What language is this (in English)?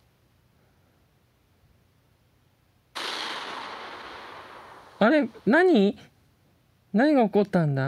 Japanese